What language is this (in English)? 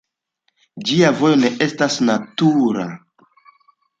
Esperanto